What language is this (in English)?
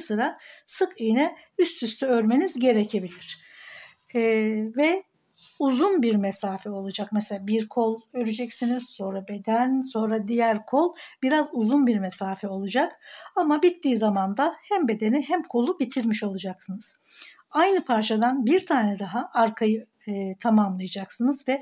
Turkish